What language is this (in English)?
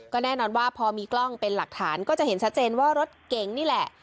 Thai